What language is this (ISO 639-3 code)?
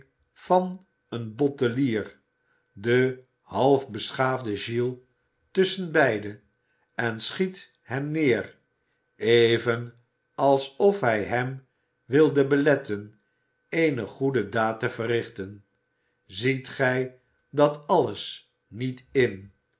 nld